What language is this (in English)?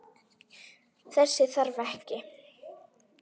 Icelandic